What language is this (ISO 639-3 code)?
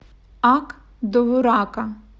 rus